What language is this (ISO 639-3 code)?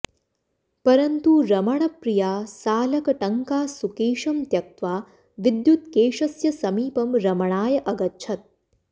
san